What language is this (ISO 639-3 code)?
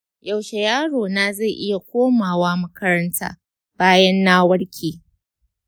hau